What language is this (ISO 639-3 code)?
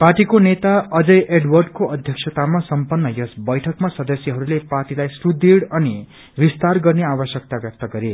nep